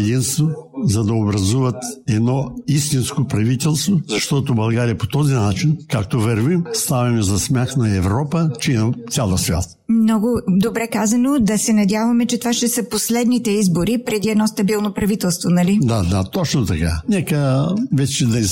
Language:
Bulgarian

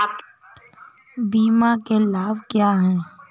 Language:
Hindi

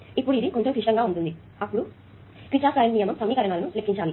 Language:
Telugu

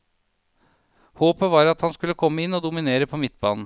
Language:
Norwegian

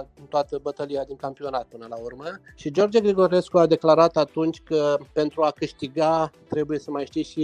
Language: Romanian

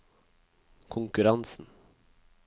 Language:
Norwegian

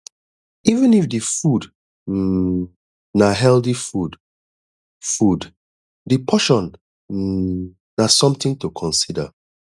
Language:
Nigerian Pidgin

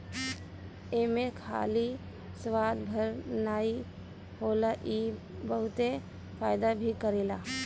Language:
Bhojpuri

